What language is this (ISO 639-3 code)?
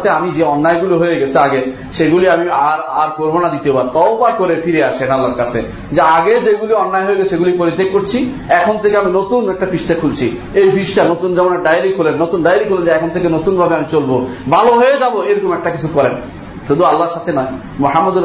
ben